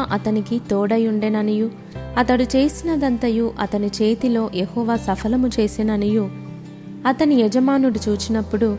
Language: Telugu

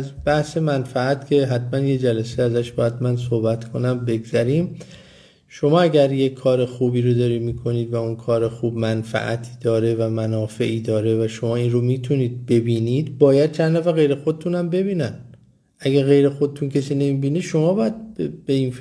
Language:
Persian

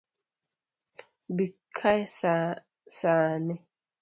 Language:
Luo (Kenya and Tanzania)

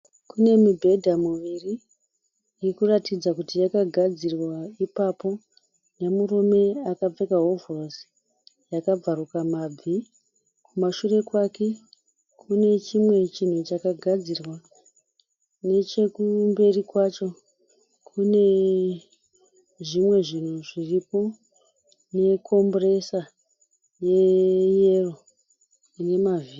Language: Shona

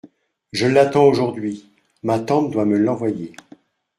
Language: French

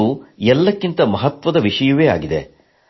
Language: Kannada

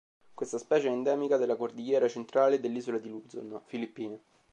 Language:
Italian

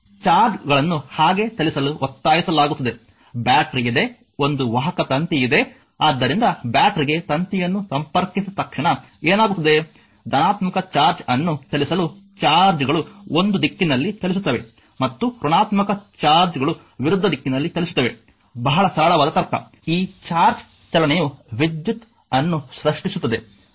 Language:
Kannada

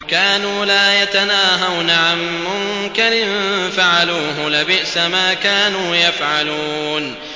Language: Arabic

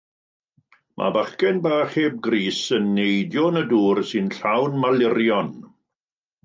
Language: Welsh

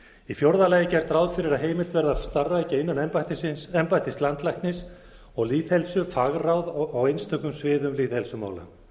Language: Icelandic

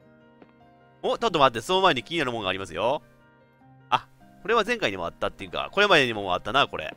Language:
Japanese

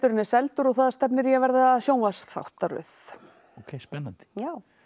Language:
Icelandic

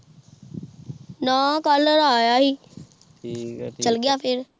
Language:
Punjabi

